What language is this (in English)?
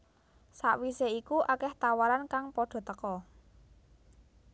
Javanese